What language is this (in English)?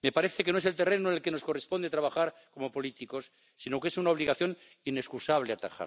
Dutch